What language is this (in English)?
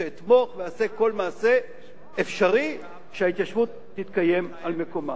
Hebrew